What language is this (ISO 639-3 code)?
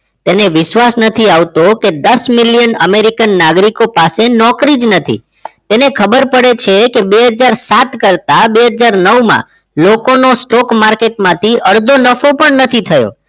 guj